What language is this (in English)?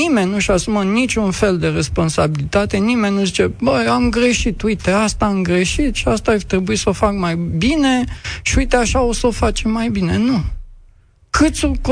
Romanian